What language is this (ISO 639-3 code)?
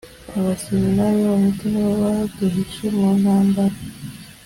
kin